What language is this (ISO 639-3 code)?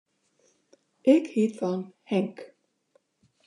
fry